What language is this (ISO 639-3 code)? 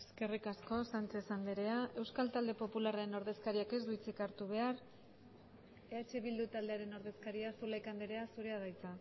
eus